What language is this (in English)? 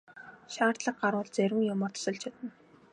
Mongolian